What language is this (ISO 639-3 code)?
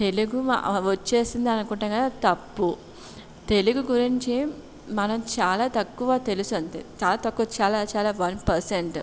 tel